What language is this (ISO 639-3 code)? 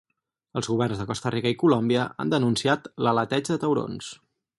cat